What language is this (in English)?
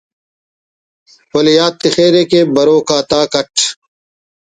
Brahui